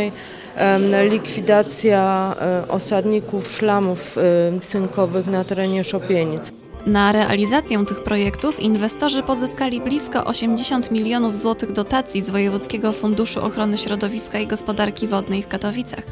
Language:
Polish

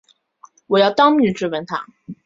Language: Chinese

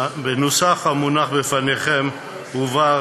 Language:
Hebrew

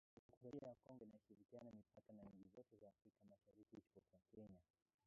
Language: Swahili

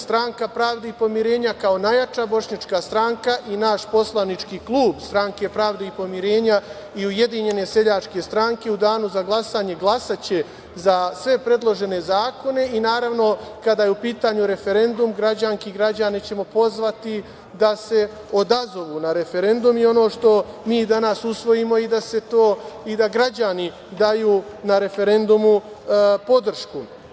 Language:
Serbian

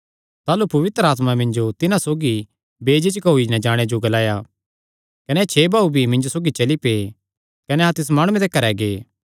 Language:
Kangri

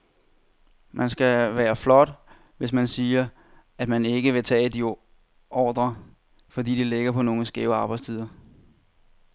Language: Danish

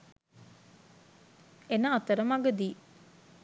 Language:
Sinhala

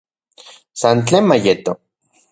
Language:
Central Puebla Nahuatl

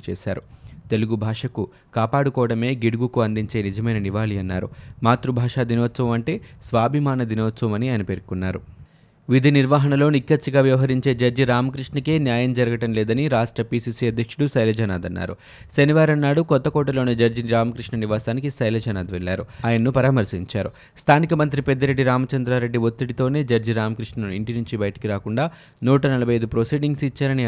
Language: Telugu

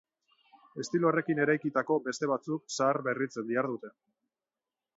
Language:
Basque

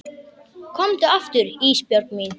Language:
Icelandic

